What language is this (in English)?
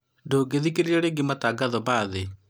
Kikuyu